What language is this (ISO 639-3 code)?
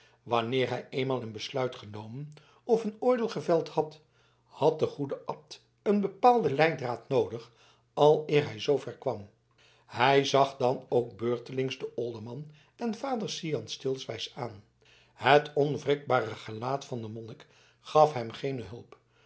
nld